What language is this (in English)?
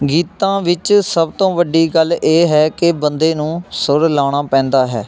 Punjabi